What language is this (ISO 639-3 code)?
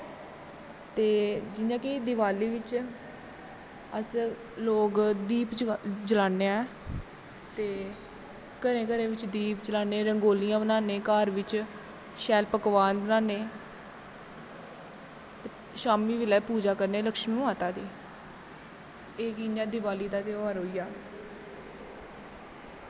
doi